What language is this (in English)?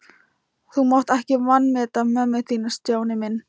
Icelandic